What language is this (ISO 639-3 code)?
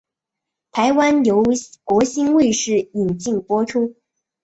zho